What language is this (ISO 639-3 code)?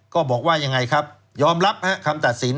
tha